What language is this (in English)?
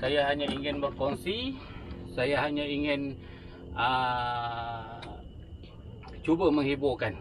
Malay